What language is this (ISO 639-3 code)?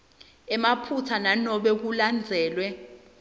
ssw